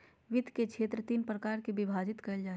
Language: Magahi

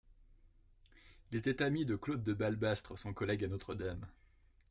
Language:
French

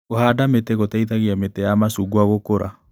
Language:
Kikuyu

